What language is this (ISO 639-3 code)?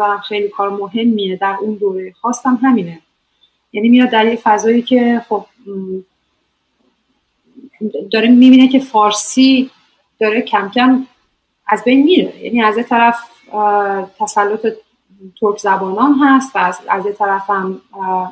fas